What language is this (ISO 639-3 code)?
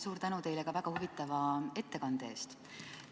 est